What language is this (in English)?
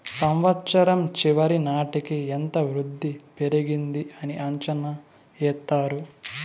Telugu